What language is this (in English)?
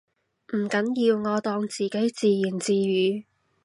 Cantonese